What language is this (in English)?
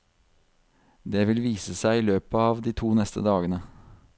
Norwegian